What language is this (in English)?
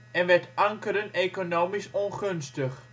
Dutch